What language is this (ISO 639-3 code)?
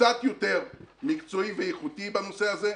heb